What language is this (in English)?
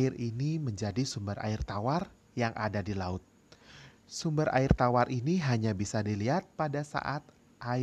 Indonesian